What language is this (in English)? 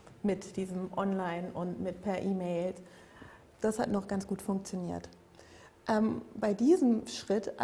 German